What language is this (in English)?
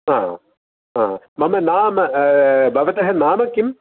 Sanskrit